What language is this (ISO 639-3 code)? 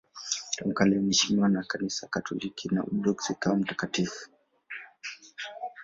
swa